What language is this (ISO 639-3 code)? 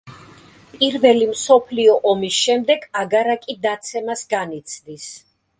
kat